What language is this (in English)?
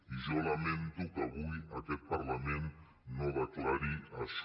Catalan